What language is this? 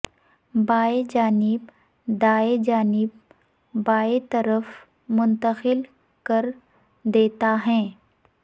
Urdu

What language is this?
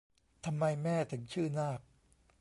Thai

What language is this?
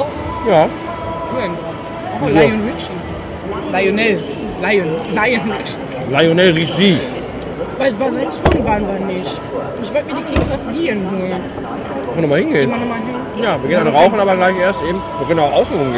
German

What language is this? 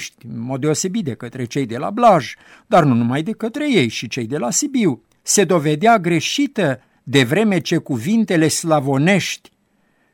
Romanian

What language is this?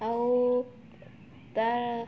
Odia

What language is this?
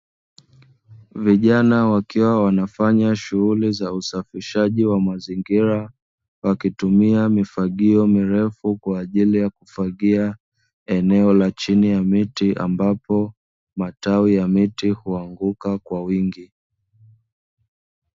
Swahili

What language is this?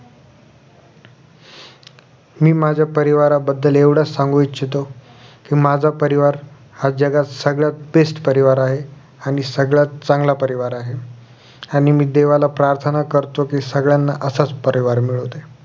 Marathi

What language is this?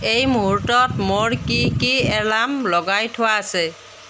Assamese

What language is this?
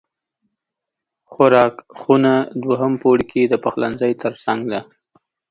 Pashto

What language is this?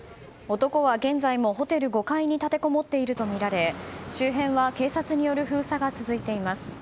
Japanese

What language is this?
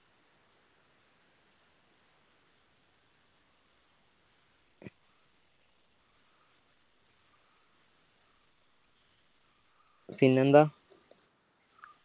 Malayalam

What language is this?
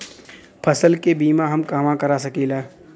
Bhojpuri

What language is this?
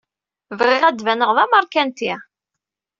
Kabyle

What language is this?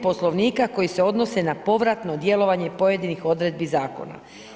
Croatian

